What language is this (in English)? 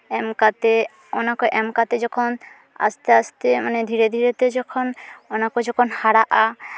Santali